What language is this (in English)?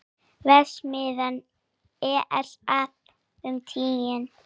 Icelandic